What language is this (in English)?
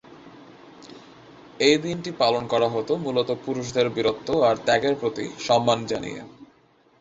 Bangla